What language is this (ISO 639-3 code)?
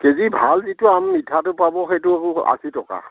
asm